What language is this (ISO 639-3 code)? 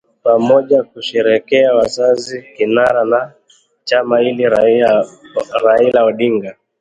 swa